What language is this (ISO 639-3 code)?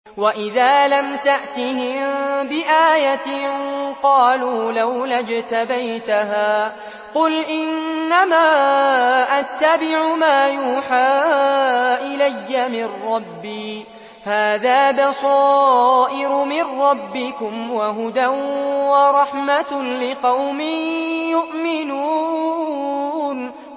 ara